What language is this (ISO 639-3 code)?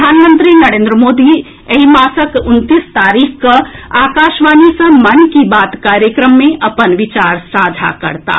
mai